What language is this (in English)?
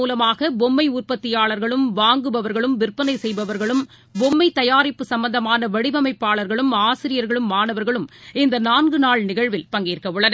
Tamil